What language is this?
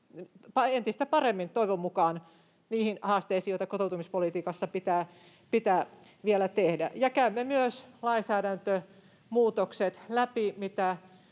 Finnish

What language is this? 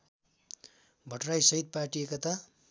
Nepali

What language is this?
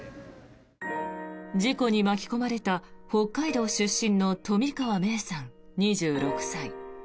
Japanese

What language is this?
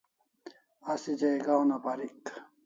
Kalasha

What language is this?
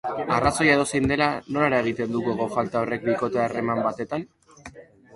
Basque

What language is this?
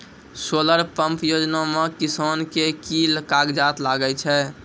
Maithili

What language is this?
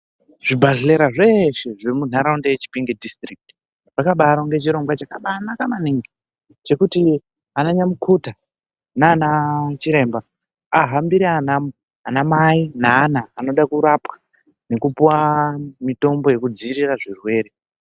Ndau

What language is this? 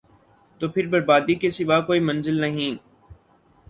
Urdu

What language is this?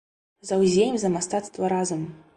Belarusian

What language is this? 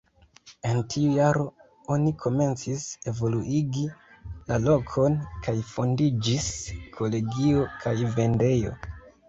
Esperanto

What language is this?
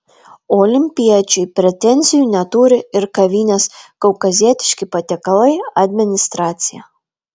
Lithuanian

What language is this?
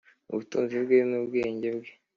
Kinyarwanda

